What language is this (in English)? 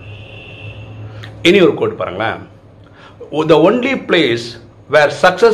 Tamil